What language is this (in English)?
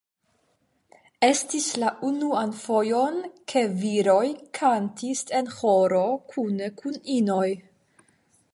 Esperanto